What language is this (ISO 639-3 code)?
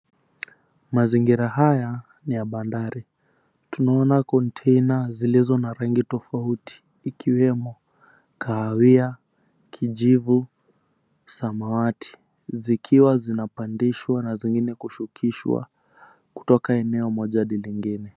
swa